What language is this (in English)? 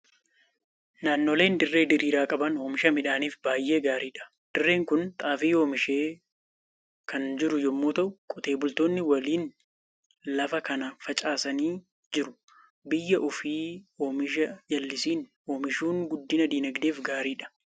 Oromo